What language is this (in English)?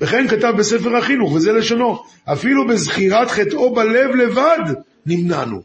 Hebrew